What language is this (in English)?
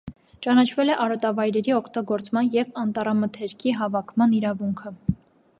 Armenian